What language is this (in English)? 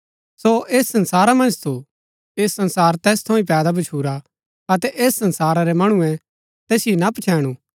Gaddi